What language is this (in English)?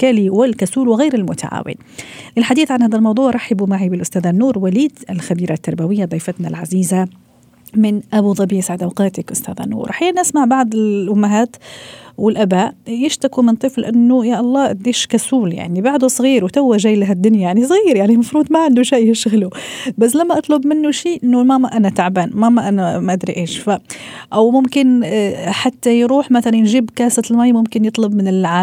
Arabic